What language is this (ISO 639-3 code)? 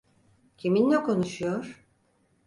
tur